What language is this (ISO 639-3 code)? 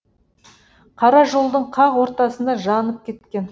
kaz